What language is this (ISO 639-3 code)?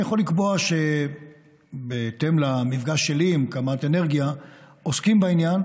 heb